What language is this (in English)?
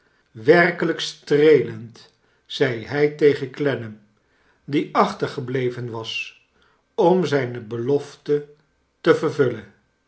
Dutch